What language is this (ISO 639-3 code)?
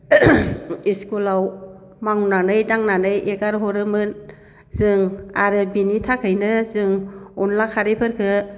brx